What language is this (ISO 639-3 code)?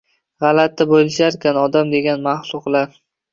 uzb